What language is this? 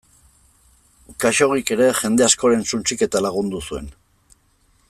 Basque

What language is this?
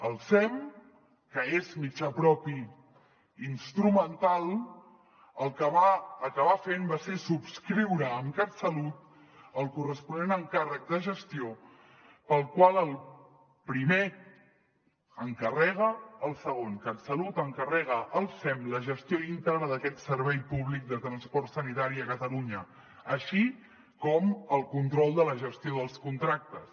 Catalan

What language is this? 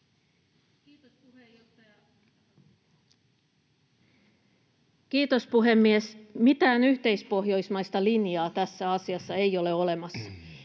Finnish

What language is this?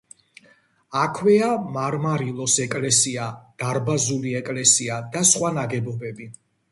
Georgian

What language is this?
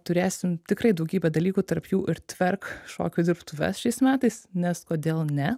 Lithuanian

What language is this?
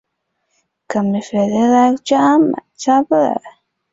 Chinese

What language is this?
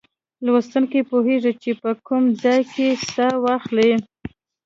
Pashto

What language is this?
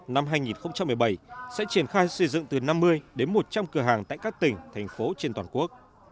Vietnamese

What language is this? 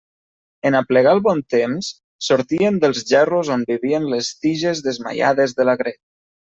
Catalan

